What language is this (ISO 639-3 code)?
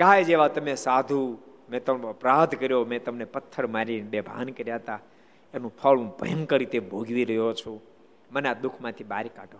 guj